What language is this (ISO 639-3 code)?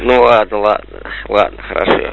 rus